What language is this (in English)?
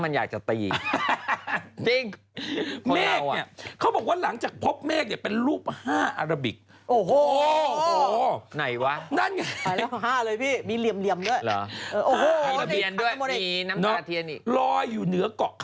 Thai